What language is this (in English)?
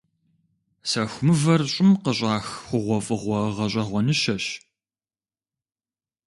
Kabardian